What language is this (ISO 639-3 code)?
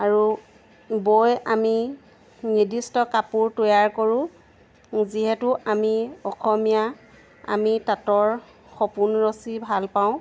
asm